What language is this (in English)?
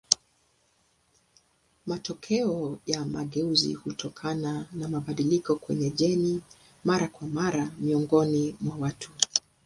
Swahili